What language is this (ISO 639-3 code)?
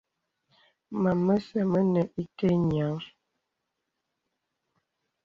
beb